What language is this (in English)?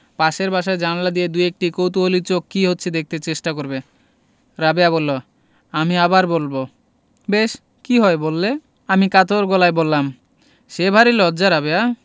Bangla